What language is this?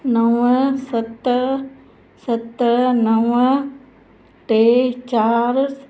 Sindhi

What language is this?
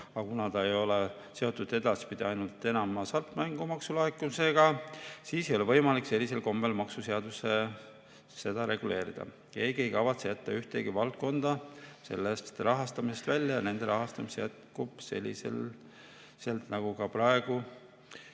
Estonian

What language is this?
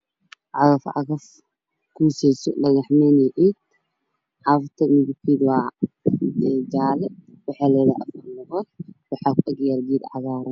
Somali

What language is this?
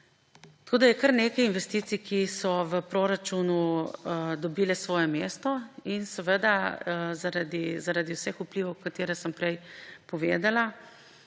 Slovenian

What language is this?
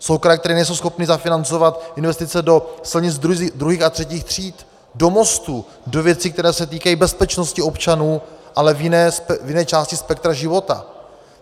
Czech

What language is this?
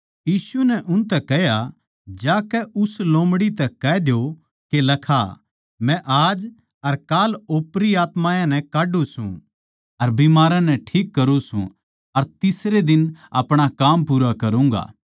Haryanvi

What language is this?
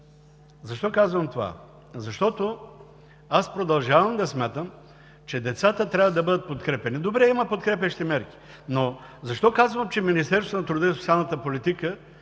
Bulgarian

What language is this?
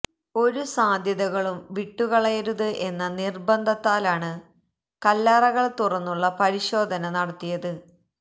Malayalam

